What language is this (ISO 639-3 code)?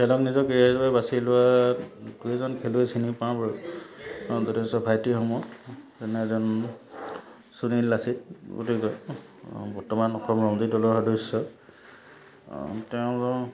asm